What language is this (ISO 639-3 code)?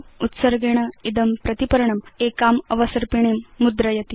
san